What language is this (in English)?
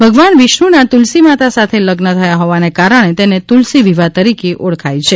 Gujarati